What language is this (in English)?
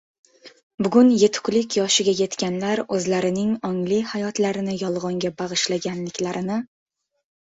Uzbek